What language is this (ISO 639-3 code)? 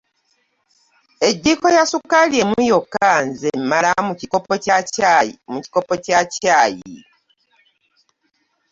lug